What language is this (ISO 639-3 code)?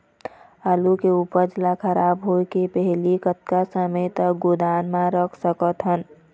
hne